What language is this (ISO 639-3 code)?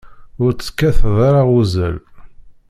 kab